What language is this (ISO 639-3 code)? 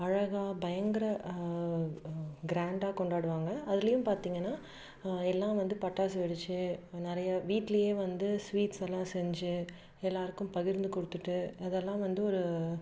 tam